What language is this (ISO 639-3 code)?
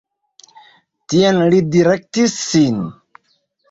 epo